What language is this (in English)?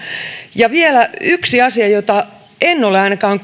Finnish